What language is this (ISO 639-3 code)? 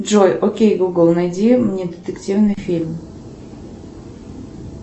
rus